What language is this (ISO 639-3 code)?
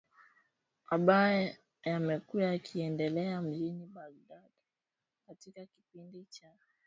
swa